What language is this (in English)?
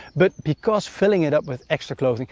English